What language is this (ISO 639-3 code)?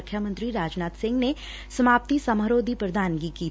pan